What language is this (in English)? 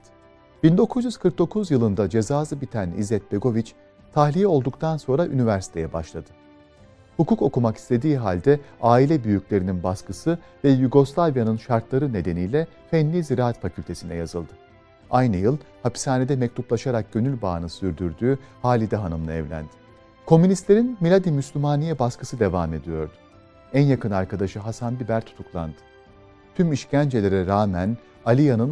Turkish